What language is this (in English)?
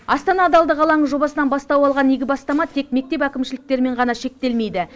Kazakh